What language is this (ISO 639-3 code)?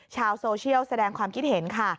tha